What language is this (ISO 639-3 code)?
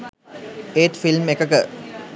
sin